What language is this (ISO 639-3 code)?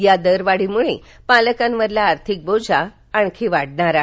mar